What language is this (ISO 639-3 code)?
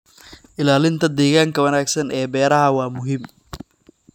som